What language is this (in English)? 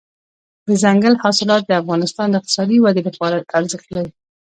Pashto